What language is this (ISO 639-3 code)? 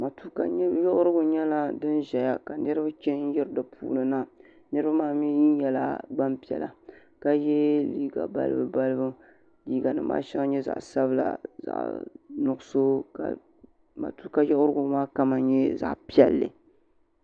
dag